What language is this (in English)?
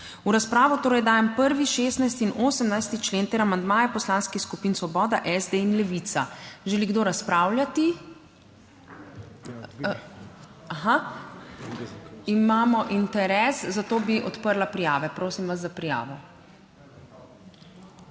Slovenian